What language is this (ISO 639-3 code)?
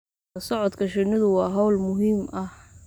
som